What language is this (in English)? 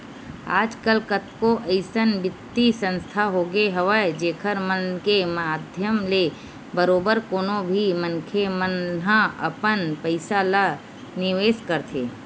Chhattisgarhi